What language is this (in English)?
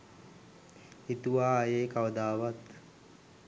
Sinhala